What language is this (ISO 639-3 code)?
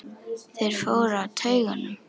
isl